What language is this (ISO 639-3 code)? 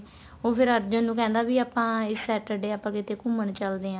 pan